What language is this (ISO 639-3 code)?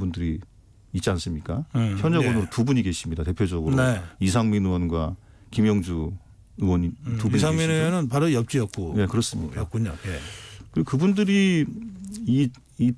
kor